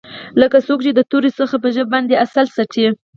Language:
Pashto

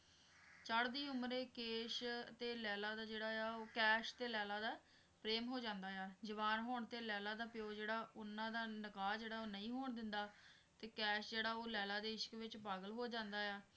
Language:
Punjabi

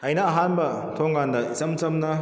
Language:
Manipuri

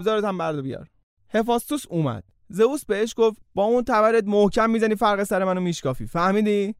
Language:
Persian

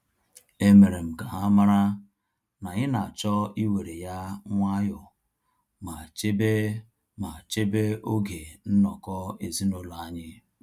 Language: Igbo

